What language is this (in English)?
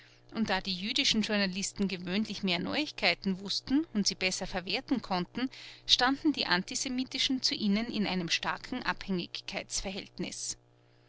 German